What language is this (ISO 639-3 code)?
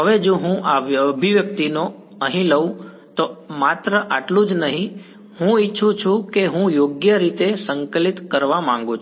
guj